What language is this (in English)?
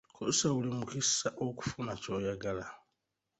Ganda